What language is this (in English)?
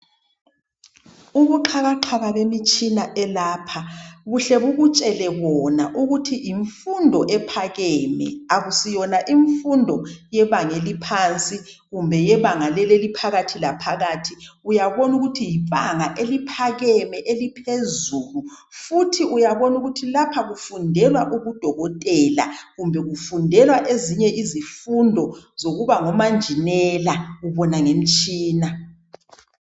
North Ndebele